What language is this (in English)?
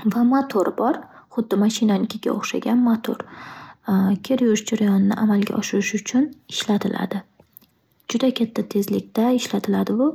Uzbek